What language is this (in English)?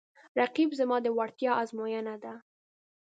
Pashto